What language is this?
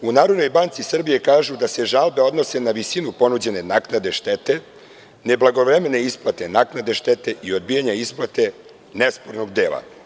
Serbian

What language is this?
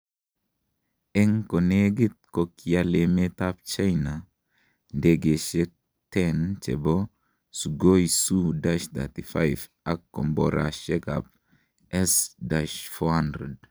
Kalenjin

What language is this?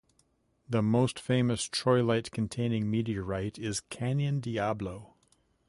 English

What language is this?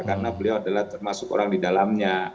Indonesian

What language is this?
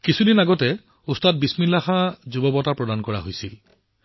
Assamese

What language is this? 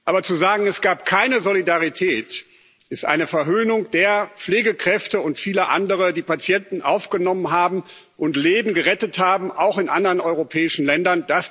German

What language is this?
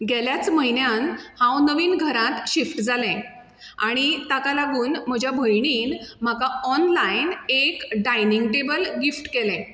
Konkani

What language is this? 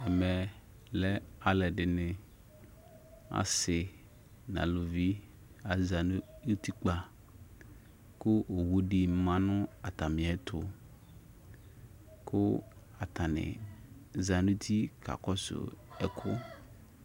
Ikposo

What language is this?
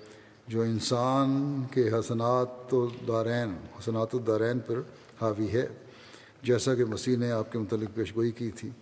Urdu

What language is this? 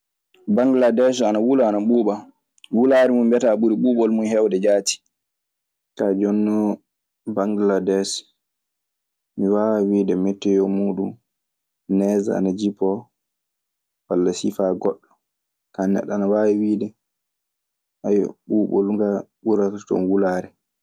Maasina Fulfulde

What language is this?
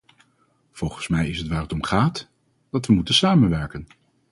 Dutch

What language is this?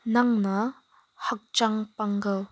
Manipuri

